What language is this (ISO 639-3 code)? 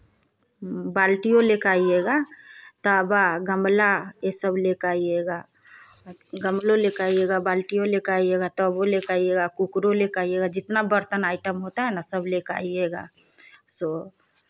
hin